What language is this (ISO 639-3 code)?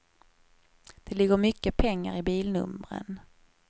swe